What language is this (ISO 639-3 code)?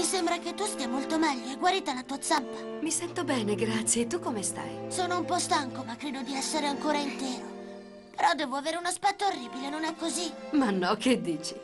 ita